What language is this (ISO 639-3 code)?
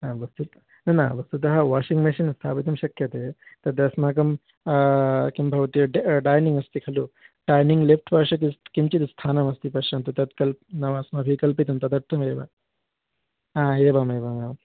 san